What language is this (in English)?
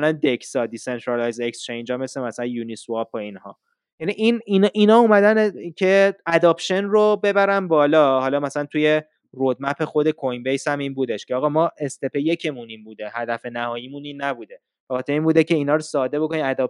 Persian